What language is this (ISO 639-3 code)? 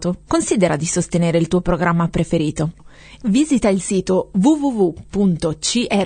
ita